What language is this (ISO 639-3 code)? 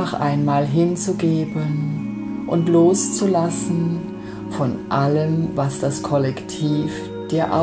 deu